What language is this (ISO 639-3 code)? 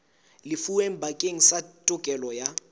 sot